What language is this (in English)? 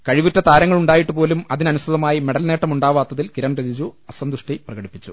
Malayalam